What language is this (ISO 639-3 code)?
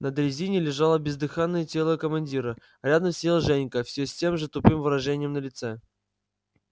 rus